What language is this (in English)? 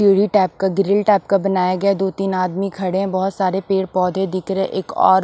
Hindi